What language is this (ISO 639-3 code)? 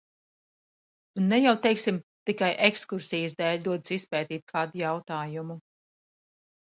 lav